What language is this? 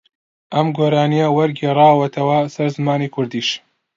Central Kurdish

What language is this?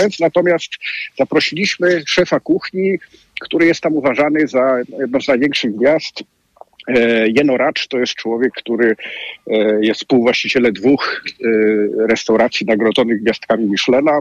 Polish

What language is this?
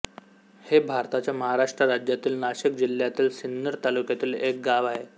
Marathi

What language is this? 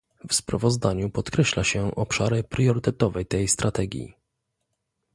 Polish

